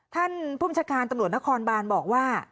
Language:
Thai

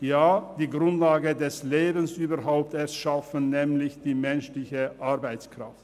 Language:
Swiss German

